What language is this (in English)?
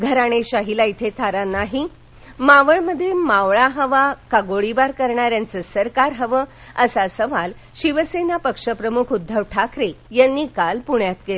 Marathi